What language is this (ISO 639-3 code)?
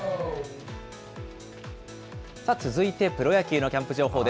jpn